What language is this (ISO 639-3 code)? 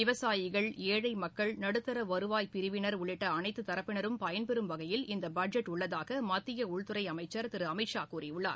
tam